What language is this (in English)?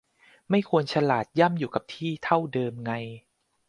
Thai